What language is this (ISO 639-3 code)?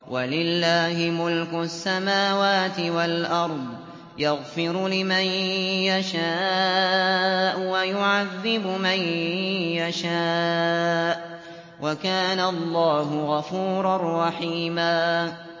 ara